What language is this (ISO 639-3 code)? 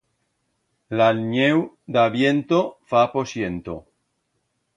arg